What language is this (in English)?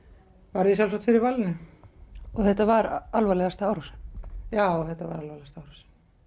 Icelandic